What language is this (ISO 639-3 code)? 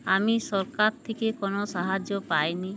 ben